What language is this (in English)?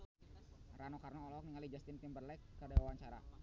Sundanese